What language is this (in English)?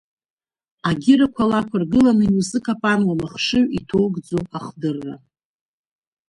Abkhazian